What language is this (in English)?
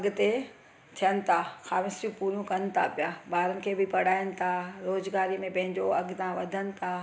Sindhi